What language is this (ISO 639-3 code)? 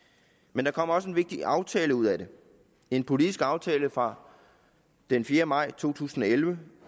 dan